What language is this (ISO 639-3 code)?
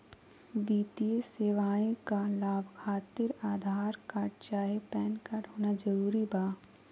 mag